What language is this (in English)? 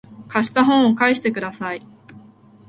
Japanese